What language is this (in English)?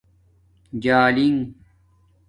Domaaki